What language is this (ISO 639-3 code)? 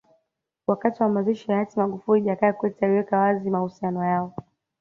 swa